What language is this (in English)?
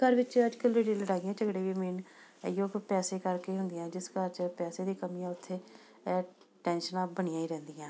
Punjabi